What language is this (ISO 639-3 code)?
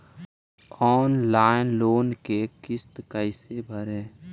mag